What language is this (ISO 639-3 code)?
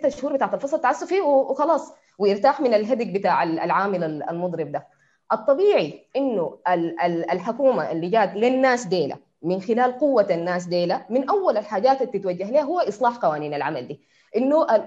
ara